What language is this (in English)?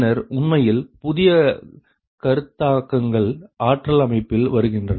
Tamil